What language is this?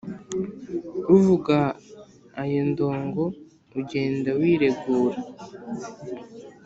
Kinyarwanda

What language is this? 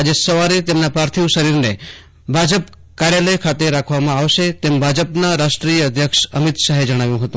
Gujarati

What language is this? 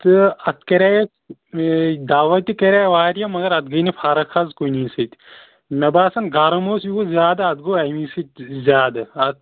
Kashmiri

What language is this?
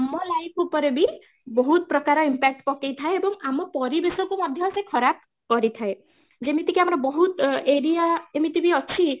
Odia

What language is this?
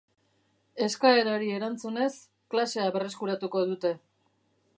Basque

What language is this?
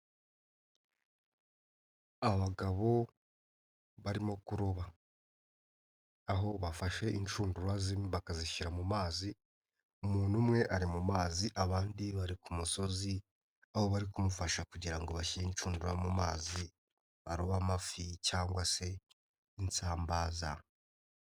Kinyarwanda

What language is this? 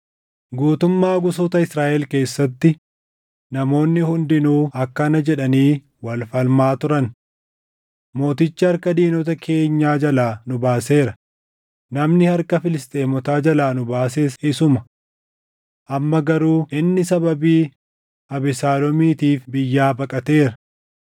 Oromo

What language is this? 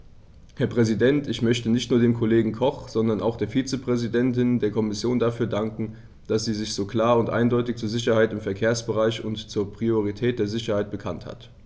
German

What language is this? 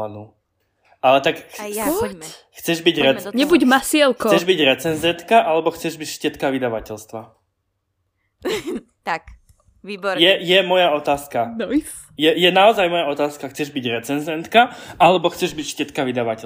Slovak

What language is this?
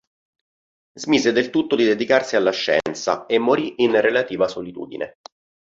Italian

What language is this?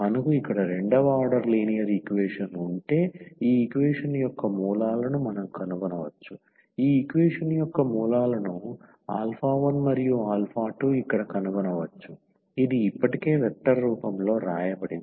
Telugu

